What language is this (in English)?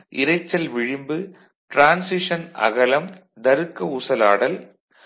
Tamil